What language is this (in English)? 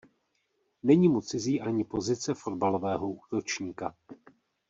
Czech